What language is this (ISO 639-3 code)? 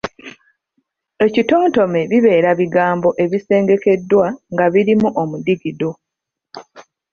lug